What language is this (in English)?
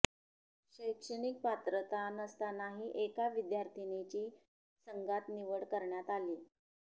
Marathi